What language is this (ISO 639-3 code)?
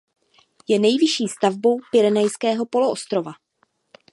ces